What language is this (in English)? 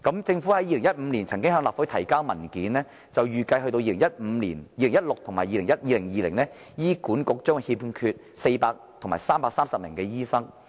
Cantonese